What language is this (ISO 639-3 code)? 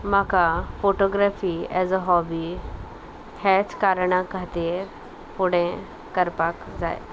kok